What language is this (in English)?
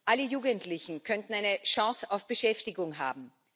German